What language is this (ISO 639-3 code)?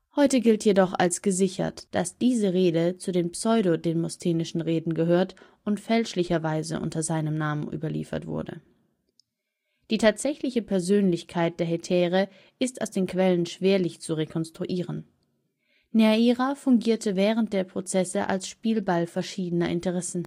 deu